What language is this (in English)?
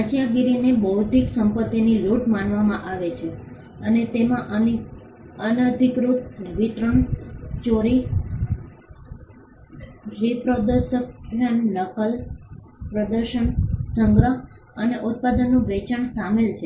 Gujarati